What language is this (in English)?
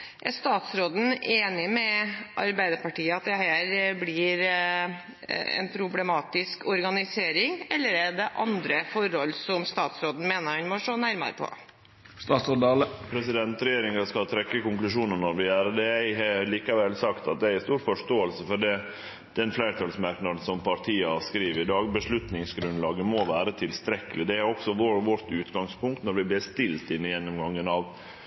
Norwegian